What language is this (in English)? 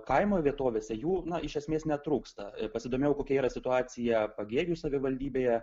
Lithuanian